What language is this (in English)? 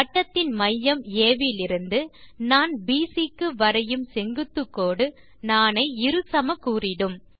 Tamil